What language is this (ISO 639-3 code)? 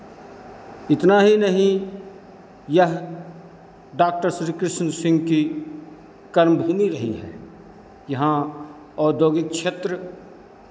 hin